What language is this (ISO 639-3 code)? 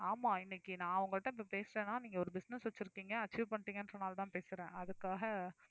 tam